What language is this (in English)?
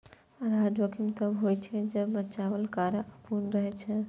Maithili